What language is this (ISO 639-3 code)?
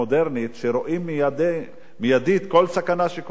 heb